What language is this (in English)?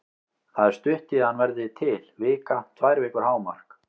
Icelandic